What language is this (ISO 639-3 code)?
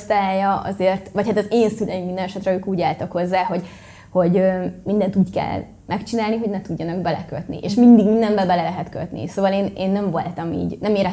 hun